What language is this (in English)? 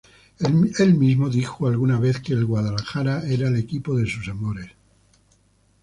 Spanish